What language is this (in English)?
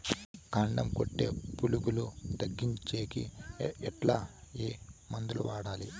Telugu